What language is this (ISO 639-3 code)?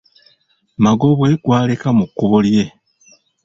lug